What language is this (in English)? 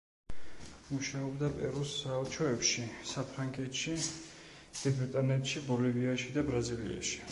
Georgian